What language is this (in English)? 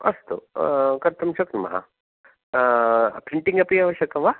Sanskrit